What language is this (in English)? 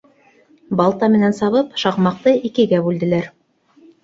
Bashkir